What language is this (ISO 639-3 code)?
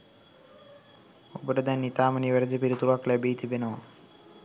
sin